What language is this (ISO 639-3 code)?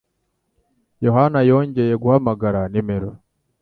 kin